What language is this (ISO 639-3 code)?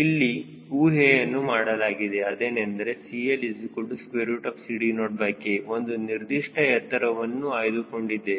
kan